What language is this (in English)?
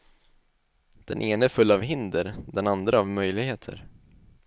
Swedish